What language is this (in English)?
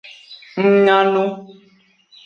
Aja (Benin)